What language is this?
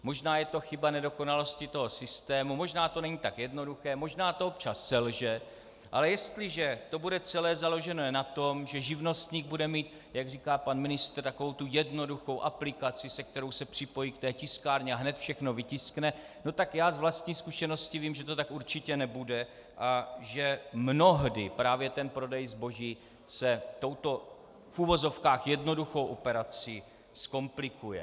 Czech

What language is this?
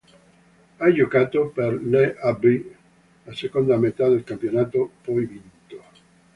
Italian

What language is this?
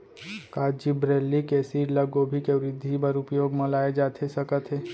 Chhattisgarhi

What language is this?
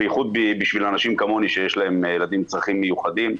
Hebrew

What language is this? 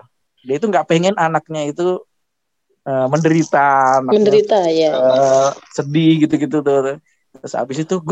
Indonesian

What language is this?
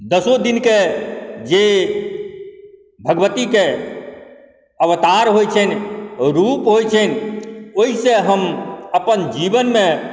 Maithili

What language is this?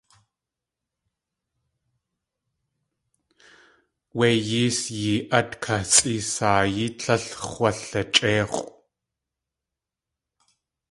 Tlingit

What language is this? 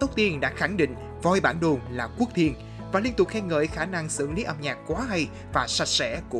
Vietnamese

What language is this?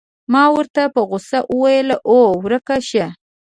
Pashto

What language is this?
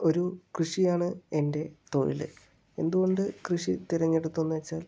Malayalam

